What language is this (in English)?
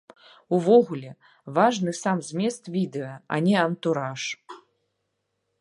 Belarusian